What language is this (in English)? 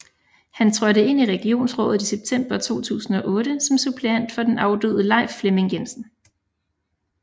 Danish